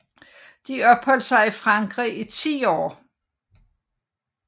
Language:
Danish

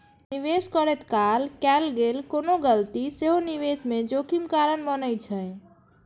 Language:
Maithili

